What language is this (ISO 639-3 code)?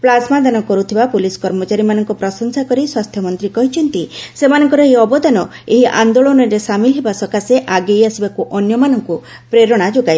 ori